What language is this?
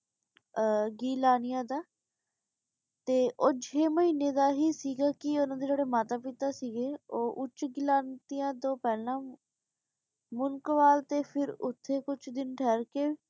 Punjabi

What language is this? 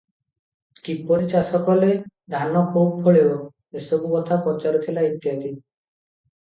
Odia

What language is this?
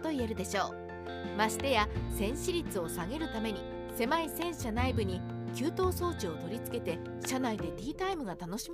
Japanese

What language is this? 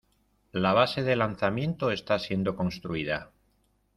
Spanish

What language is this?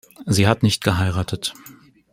German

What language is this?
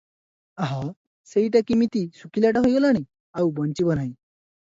Odia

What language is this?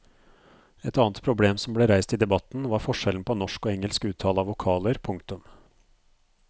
Norwegian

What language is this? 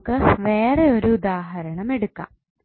Malayalam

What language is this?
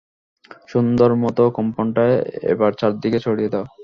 Bangla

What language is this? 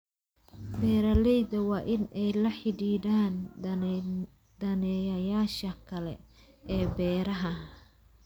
Somali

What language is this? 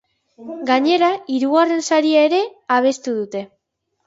Basque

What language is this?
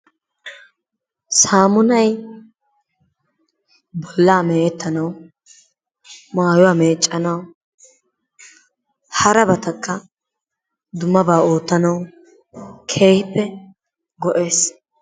Wolaytta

